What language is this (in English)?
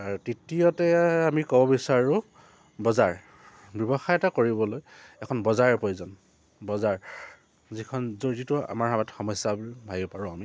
Assamese